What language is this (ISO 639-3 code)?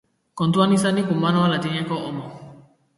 eus